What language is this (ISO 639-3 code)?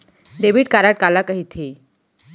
hne